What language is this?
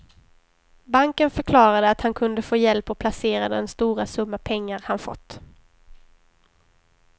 Swedish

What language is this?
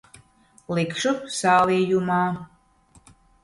Latvian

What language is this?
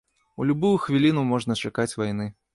Belarusian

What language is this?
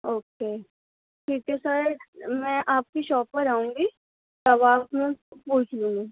Urdu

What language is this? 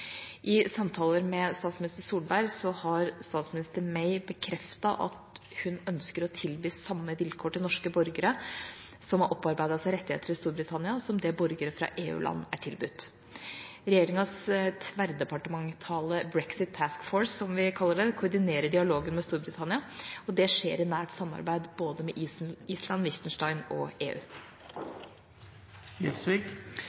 Norwegian Bokmål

